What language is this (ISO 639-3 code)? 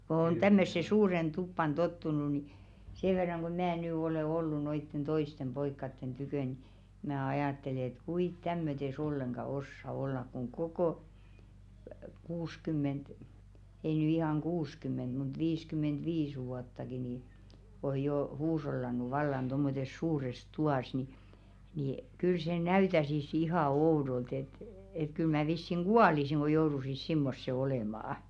fin